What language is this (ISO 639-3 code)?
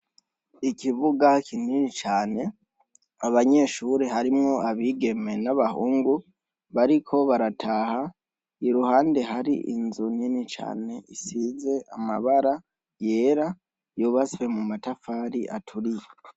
run